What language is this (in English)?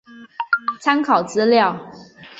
Chinese